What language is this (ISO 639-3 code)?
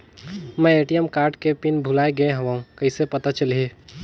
hne